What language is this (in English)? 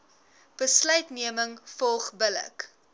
Afrikaans